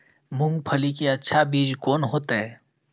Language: Maithili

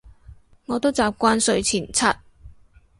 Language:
Cantonese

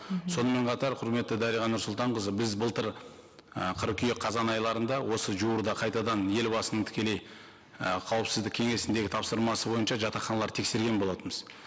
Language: Kazakh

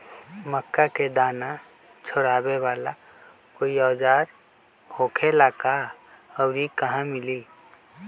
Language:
Magahi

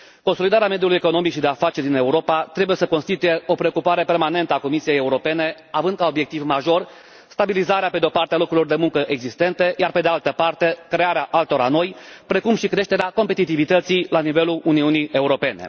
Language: Romanian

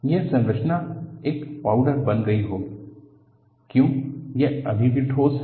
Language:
Hindi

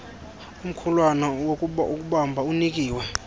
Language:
Xhosa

